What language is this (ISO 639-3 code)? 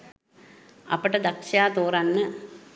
sin